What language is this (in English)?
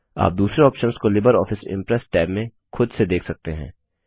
Hindi